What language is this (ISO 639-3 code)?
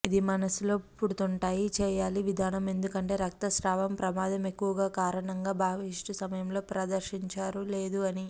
tel